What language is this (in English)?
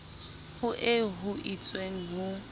Southern Sotho